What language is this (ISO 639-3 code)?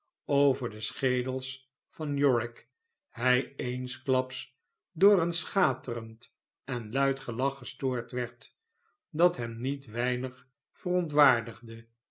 nld